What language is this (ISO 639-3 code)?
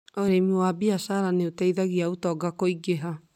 kik